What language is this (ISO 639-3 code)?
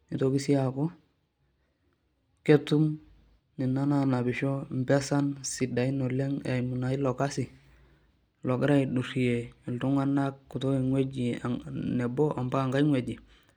mas